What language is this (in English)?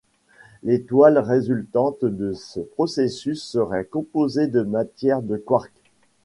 French